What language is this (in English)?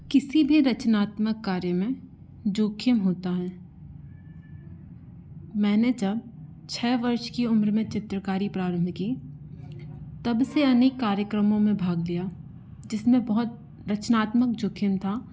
Hindi